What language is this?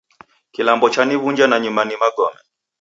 Taita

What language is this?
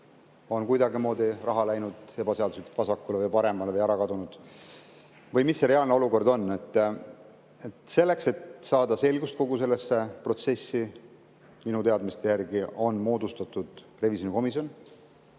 Estonian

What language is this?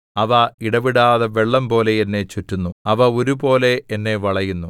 Malayalam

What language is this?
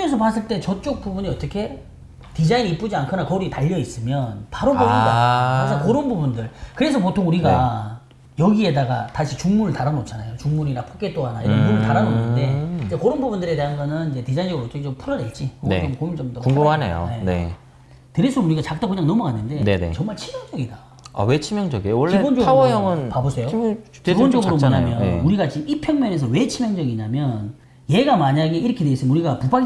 Korean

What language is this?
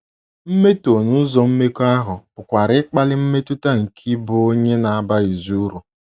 Igbo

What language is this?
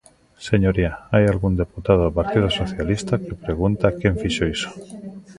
Galician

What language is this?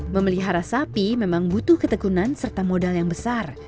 Indonesian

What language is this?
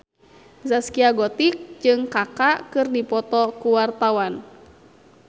Sundanese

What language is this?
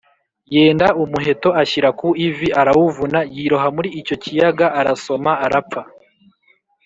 Kinyarwanda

